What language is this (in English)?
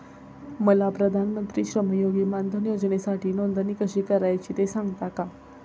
Marathi